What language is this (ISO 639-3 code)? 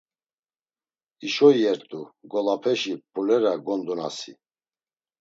lzz